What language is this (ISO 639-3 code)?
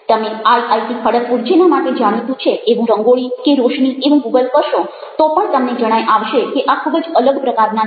guj